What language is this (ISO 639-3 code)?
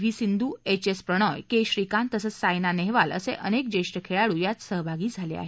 mar